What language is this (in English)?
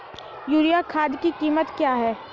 Hindi